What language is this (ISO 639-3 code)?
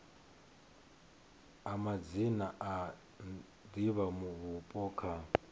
ven